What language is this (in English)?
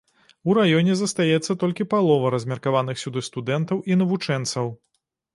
Belarusian